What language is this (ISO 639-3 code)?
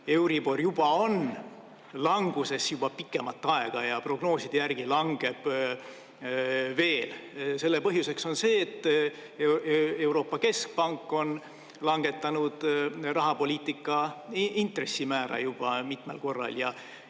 est